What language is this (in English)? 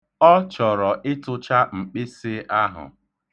Igbo